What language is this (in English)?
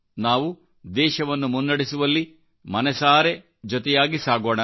Kannada